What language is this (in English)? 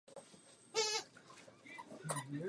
Czech